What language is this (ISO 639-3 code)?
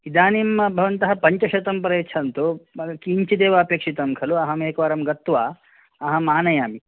san